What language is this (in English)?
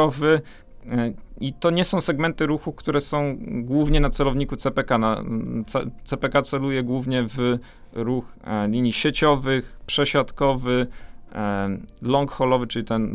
Polish